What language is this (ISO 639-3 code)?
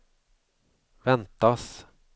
swe